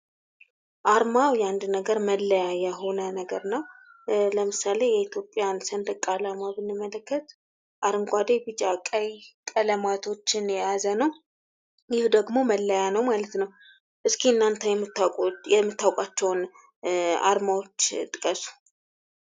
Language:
Amharic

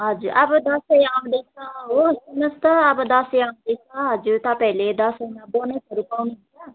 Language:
Nepali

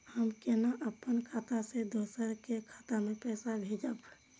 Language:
Maithili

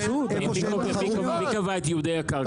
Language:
Hebrew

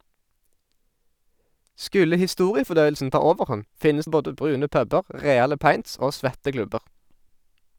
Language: Norwegian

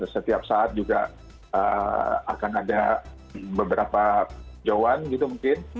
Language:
Indonesian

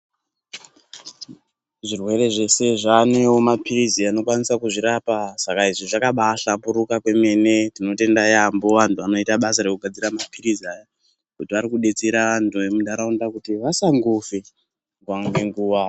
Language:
Ndau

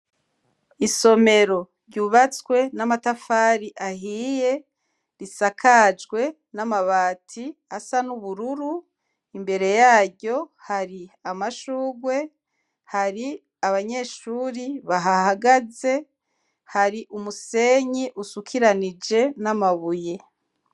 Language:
Rundi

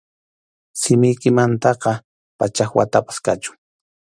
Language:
Arequipa-La Unión Quechua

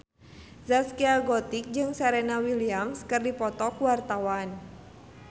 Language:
Sundanese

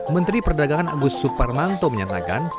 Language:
Indonesian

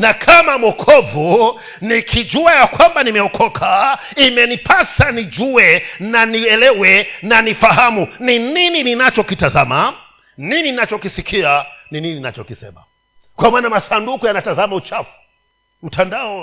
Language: Swahili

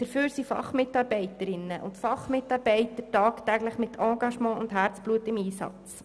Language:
Swiss German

